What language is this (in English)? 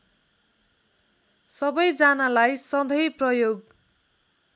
Nepali